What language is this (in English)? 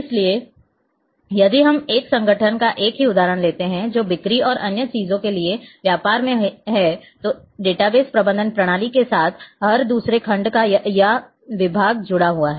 Hindi